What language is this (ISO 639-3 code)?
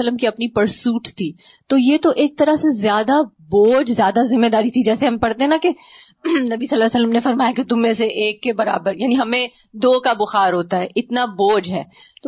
urd